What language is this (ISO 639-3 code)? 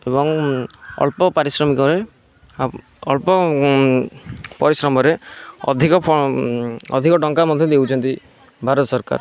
ori